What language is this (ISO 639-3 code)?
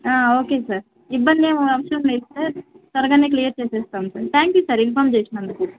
tel